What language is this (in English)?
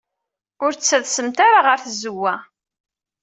Kabyle